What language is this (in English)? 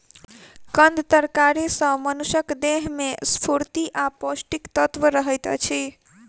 Maithili